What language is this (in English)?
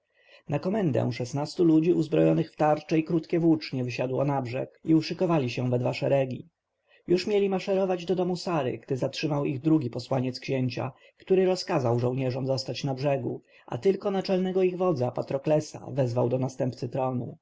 Polish